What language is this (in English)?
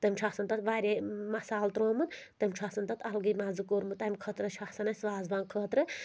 Kashmiri